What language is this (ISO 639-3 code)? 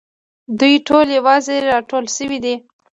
pus